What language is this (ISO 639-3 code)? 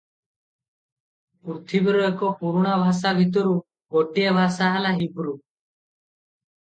ori